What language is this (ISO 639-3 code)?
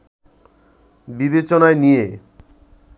ben